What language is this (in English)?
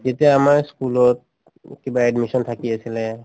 Assamese